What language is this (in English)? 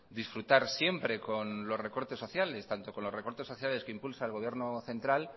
Spanish